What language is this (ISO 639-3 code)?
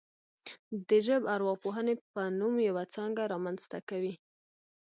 pus